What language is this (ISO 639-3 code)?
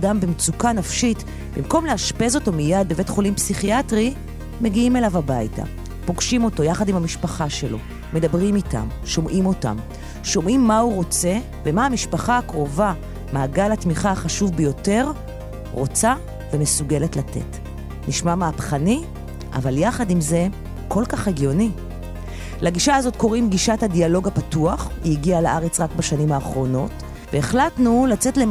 heb